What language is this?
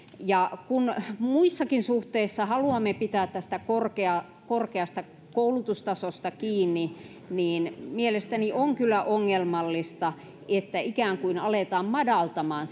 Finnish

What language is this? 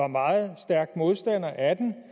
Danish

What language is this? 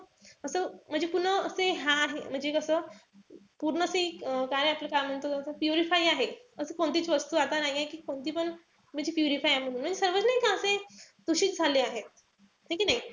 Marathi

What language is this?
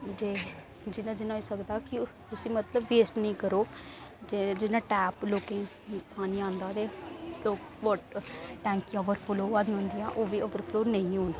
Dogri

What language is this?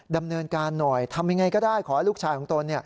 Thai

